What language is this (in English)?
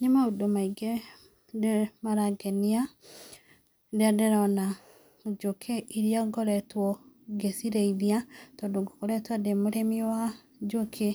Kikuyu